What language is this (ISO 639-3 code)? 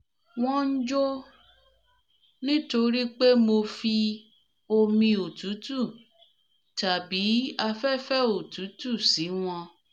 yor